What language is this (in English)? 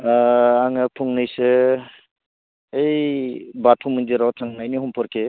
Bodo